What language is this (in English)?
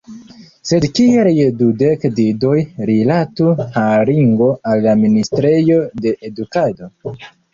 Esperanto